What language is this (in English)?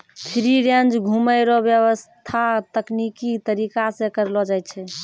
Maithili